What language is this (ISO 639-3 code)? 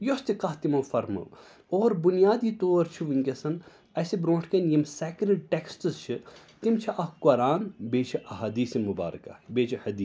kas